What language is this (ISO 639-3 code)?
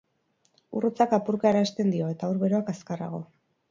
eus